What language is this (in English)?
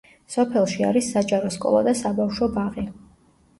Georgian